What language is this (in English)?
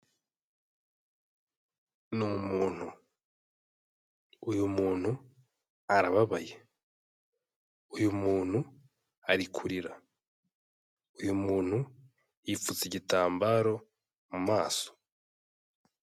Kinyarwanda